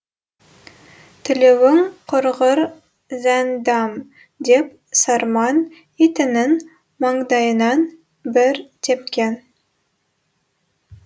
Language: Kazakh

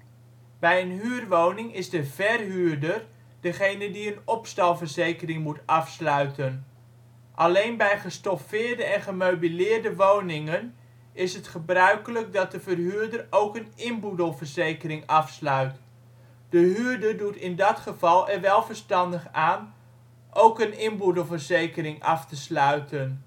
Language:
Dutch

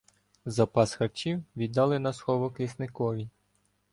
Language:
Ukrainian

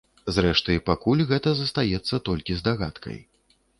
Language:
Belarusian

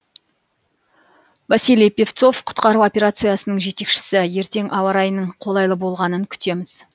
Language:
Kazakh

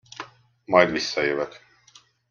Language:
Hungarian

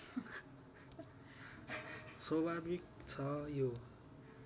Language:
Nepali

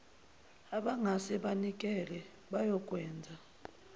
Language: Zulu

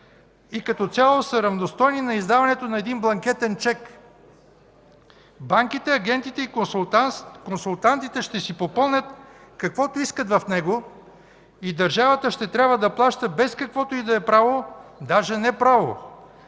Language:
Bulgarian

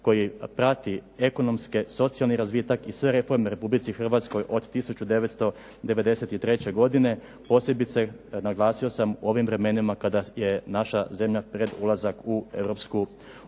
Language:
Croatian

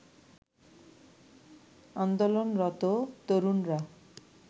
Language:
Bangla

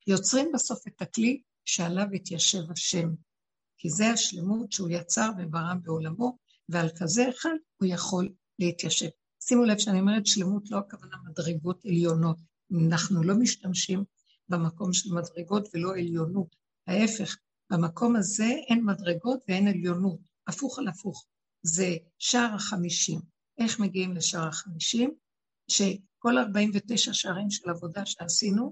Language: Hebrew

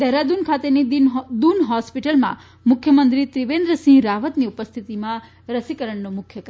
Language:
Gujarati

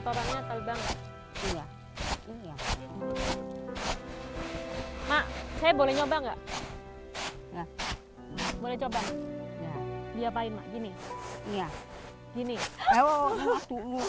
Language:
Indonesian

